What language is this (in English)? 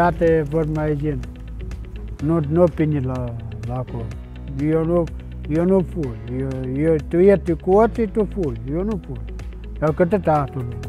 Romanian